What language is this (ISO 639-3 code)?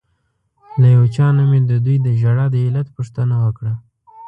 pus